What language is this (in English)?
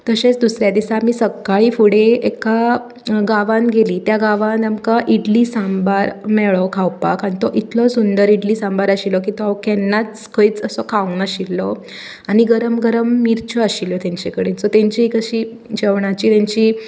Konkani